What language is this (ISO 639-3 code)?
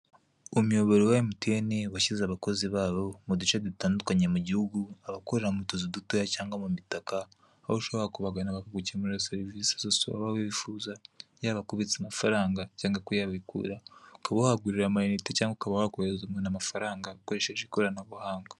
kin